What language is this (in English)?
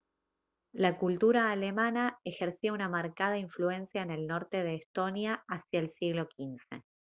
Spanish